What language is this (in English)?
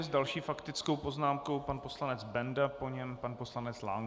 Czech